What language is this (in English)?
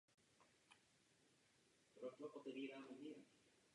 Czech